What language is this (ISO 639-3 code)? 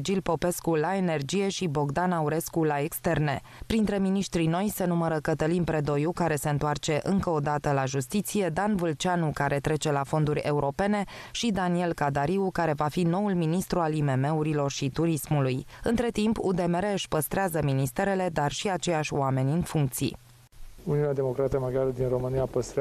ron